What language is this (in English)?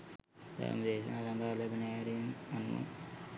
Sinhala